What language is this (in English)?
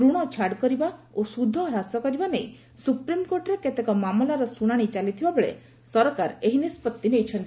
Odia